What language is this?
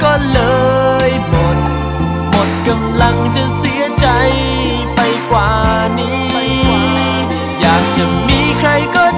Thai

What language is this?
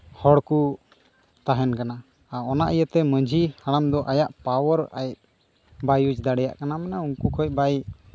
Santali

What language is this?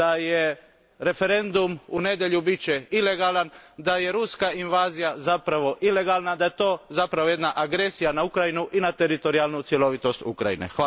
Croatian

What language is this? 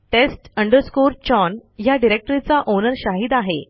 Marathi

